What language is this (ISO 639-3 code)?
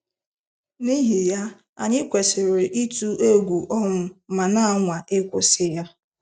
ibo